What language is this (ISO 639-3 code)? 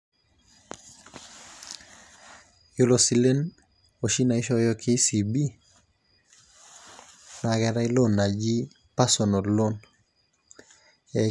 mas